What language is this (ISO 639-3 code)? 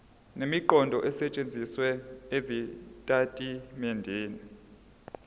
zul